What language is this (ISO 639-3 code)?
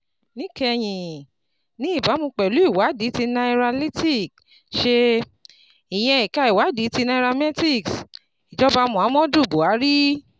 yor